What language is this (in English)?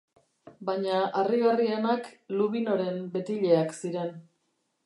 Basque